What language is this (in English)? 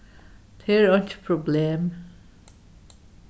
Faroese